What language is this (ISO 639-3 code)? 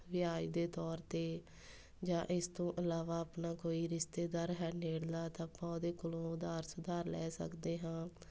pan